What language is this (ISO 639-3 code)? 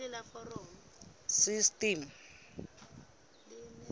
sot